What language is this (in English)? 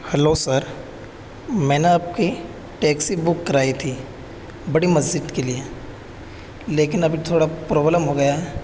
Urdu